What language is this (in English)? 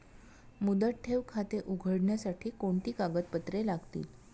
Marathi